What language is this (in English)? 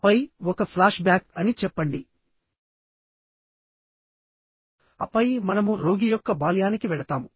Telugu